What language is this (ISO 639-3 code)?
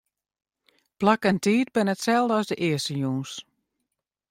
fry